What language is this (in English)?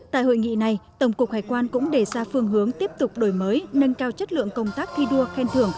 Vietnamese